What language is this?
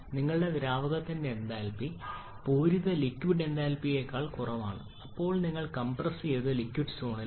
Malayalam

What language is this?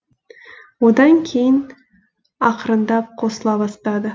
Kazakh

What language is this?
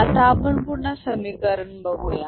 Marathi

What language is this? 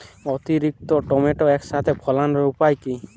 Bangla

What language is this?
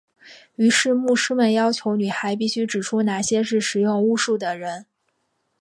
Chinese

